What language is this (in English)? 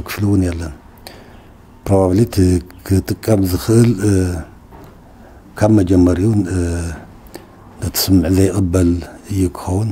Arabic